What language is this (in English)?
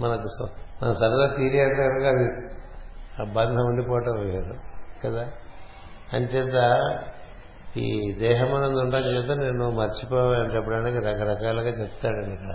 Telugu